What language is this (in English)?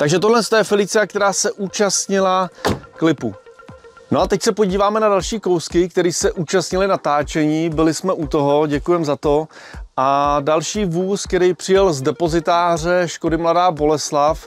Czech